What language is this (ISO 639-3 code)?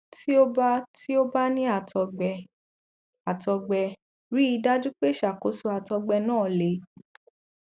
yor